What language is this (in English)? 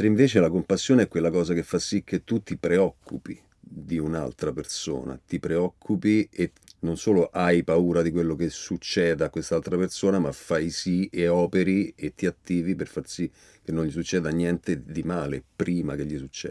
Italian